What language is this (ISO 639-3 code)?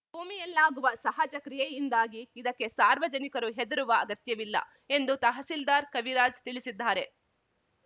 kan